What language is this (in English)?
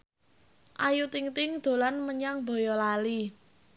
Javanese